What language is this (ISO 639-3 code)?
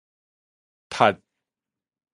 nan